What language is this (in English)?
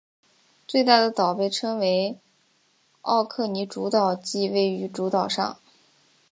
Chinese